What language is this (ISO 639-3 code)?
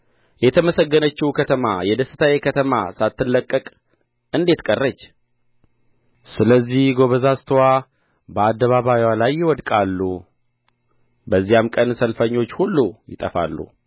amh